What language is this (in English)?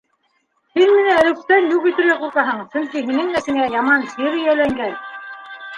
Bashkir